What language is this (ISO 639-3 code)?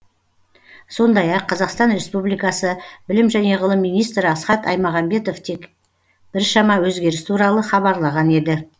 kaz